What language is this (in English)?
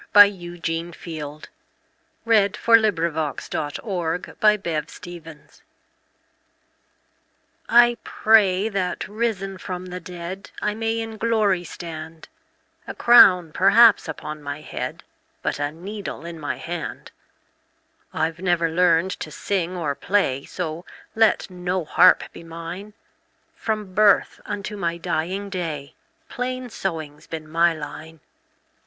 English